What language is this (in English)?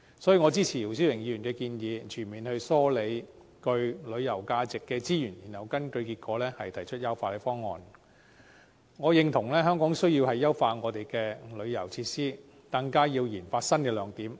Cantonese